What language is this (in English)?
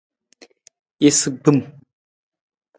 Nawdm